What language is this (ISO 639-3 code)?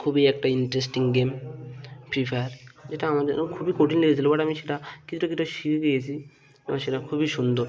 ben